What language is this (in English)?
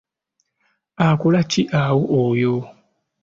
Ganda